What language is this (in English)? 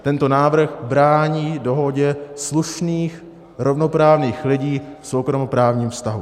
Czech